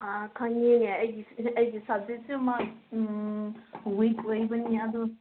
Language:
Manipuri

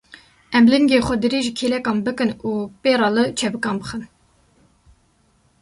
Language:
Kurdish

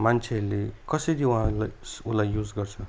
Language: Nepali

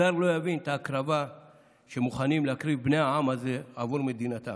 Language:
Hebrew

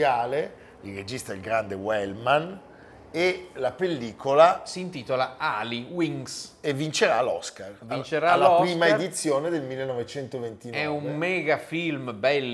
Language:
Italian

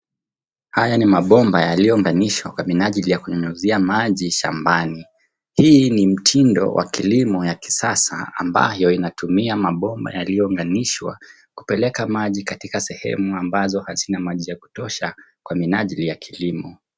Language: Swahili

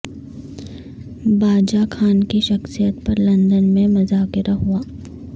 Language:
Urdu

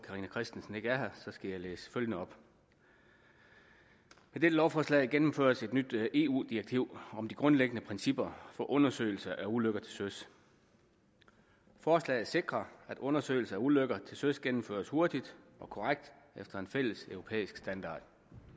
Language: Danish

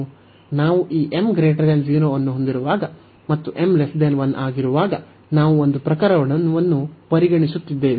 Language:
Kannada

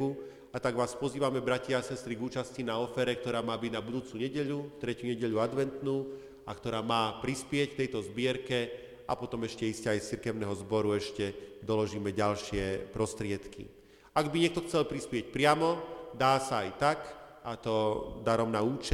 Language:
Slovak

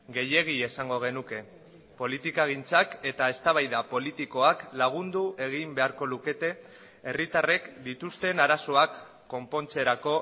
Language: Basque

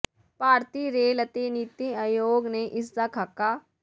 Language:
Punjabi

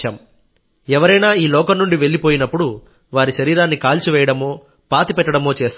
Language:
Telugu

